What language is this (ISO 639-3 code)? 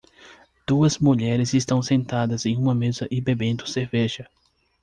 por